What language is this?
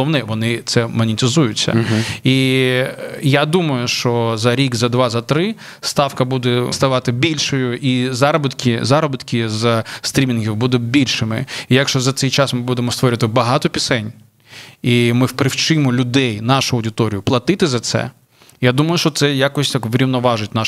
Ukrainian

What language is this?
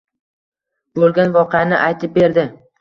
Uzbek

